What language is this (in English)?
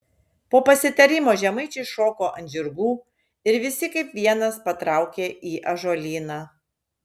Lithuanian